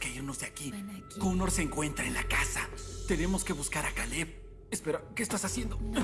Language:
Spanish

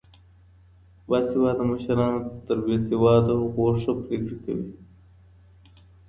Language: Pashto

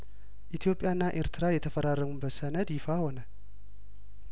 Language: Amharic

